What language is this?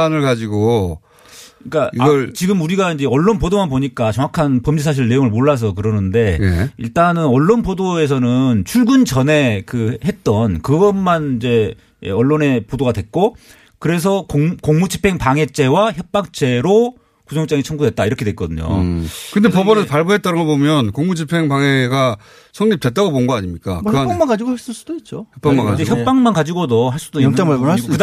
Korean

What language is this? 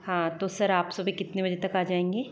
Hindi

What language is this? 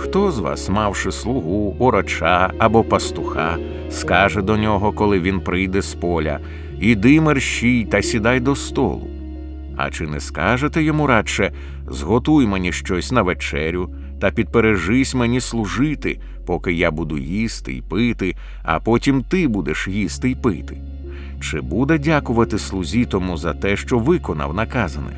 Ukrainian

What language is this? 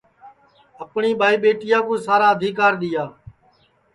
Sansi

